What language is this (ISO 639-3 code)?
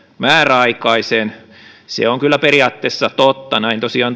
fin